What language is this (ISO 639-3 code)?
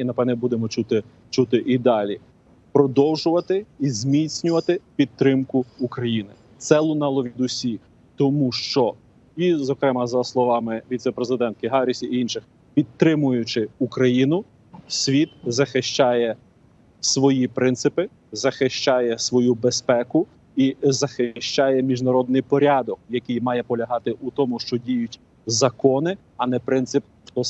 ukr